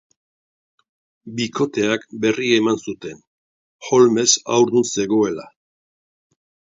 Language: Basque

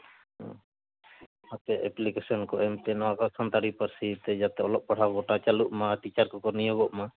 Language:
Santali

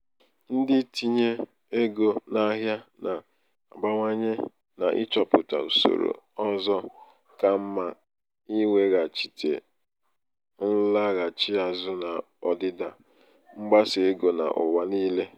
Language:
Igbo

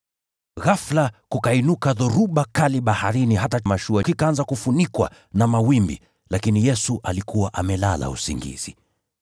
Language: Swahili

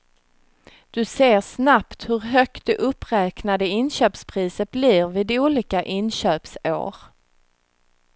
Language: Swedish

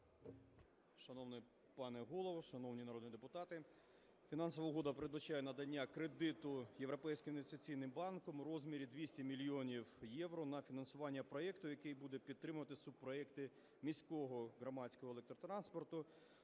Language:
Ukrainian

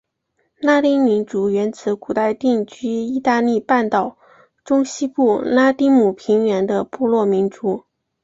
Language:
Chinese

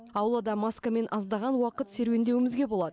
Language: Kazakh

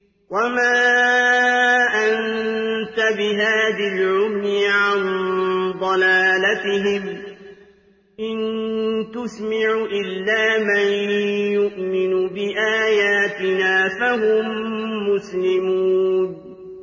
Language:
Arabic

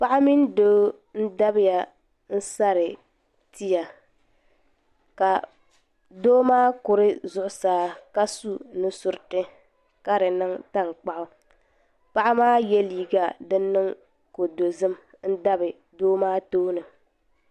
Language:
Dagbani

